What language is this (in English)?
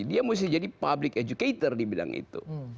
Indonesian